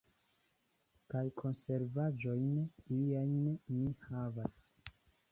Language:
Esperanto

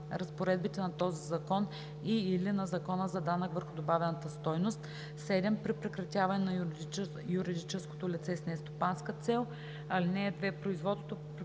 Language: Bulgarian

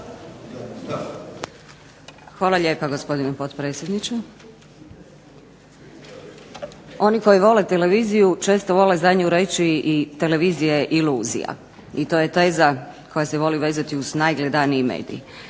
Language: Croatian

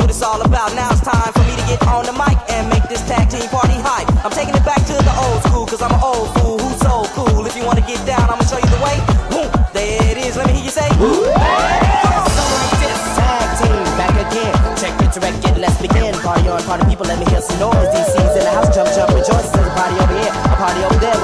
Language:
English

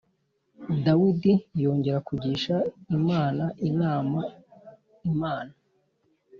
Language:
Kinyarwanda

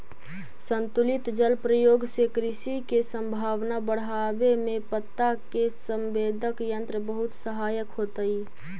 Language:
Magahi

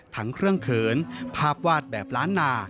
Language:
Thai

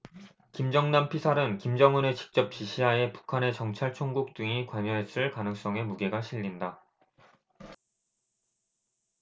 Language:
Korean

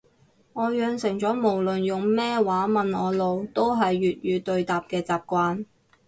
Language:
Cantonese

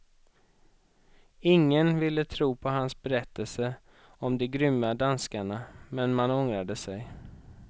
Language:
Swedish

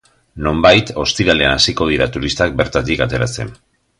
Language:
Basque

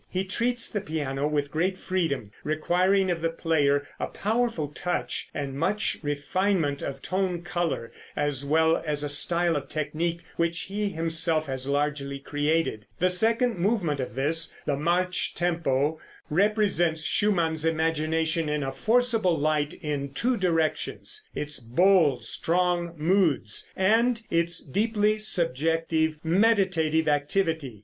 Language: English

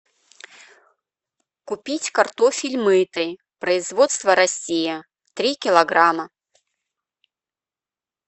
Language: Russian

